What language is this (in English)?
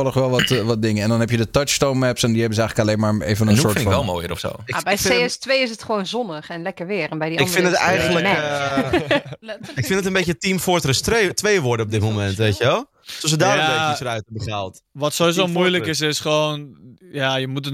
Dutch